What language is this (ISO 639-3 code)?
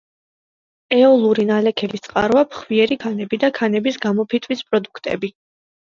kat